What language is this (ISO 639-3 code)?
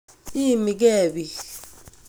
kln